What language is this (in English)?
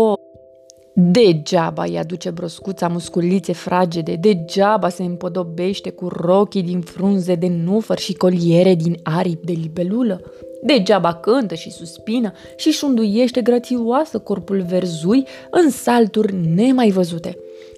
Romanian